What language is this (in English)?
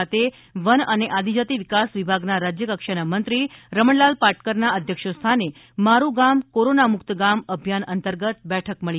Gujarati